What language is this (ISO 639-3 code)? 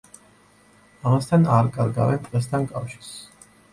kat